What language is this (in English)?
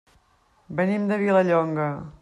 Catalan